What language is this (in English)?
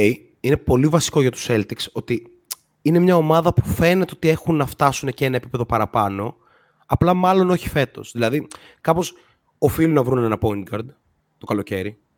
Greek